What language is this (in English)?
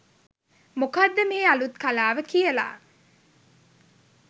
Sinhala